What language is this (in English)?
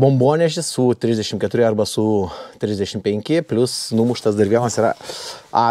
Lithuanian